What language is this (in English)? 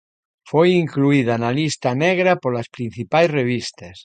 Galician